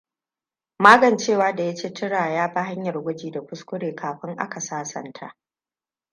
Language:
Hausa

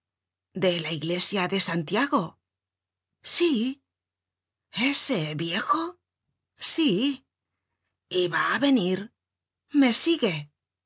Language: Spanish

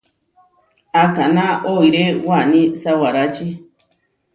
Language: Huarijio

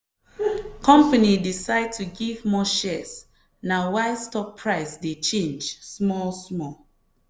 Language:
Nigerian Pidgin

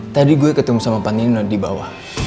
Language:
Indonesian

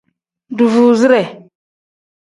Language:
Tem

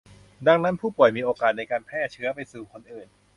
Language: Thai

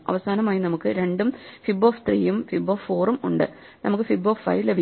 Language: Malayalam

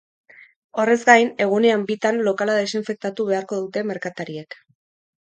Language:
Basque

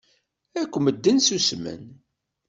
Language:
Kabyle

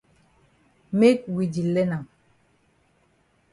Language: Cameroon Pidgin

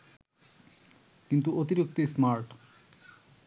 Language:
Bangla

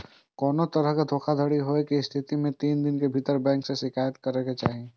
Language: Maithili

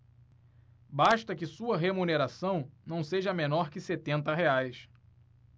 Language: Portuguese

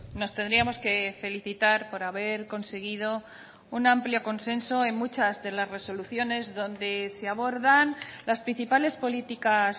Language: Spanish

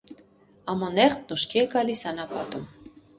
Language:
Armenian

